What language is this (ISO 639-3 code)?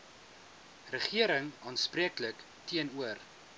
afr